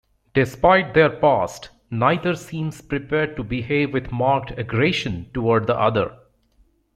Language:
English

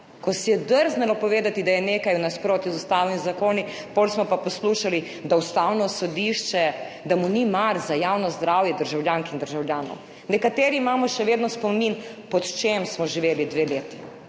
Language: Slovenian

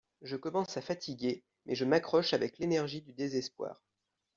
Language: French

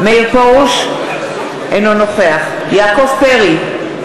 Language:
Hebrew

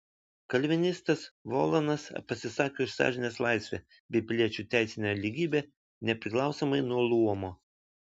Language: Lithuanian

